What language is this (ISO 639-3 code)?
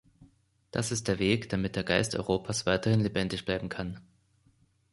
deu